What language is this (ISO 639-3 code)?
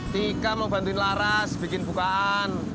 ind